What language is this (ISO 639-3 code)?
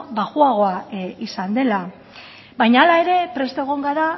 eus